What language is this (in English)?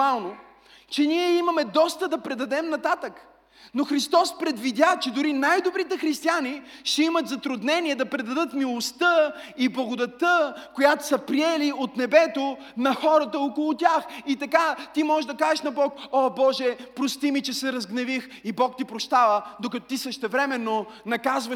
Bulgarian